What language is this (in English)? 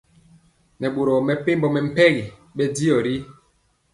Mpiemo